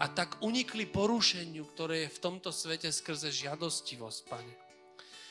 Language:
Slovak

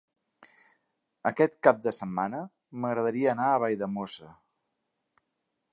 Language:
Catalan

